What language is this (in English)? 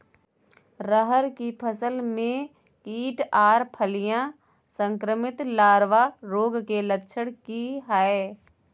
Maithili